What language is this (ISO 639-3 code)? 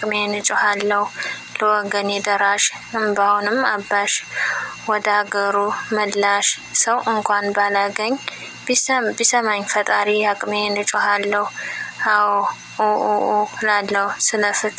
tha